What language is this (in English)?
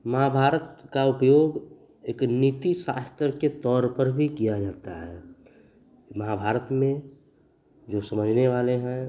Hindi